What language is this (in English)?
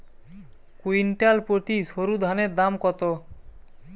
Bangla